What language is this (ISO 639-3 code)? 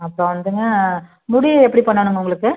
tam